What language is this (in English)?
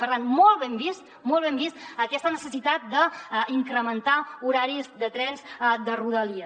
Catalan